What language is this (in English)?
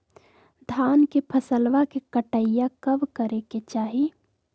Magahi